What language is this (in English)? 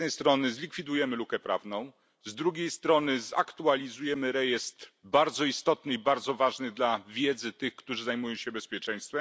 Polish